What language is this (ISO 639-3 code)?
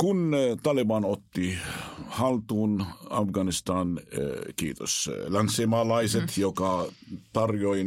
fin